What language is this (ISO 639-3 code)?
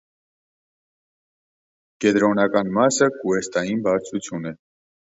hye